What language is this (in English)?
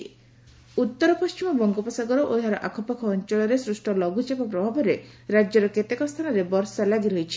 Odia